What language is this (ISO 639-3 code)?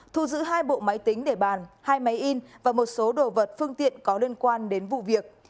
vie